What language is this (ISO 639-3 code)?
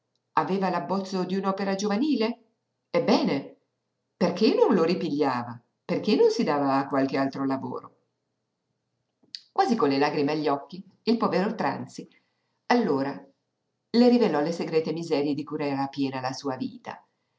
ita